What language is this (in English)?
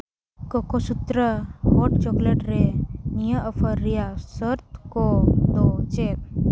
Santali